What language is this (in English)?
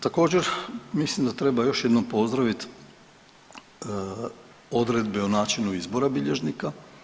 Croatian